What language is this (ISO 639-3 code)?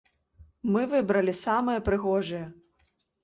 bel